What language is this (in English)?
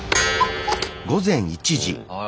Japanese